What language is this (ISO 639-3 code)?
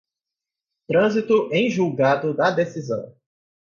por